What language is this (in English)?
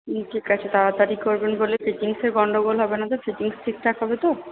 Bangla